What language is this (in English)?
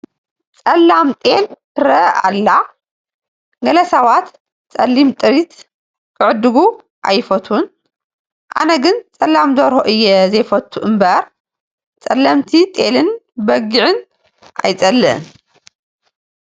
Tigrinya